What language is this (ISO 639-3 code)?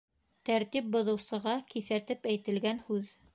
bak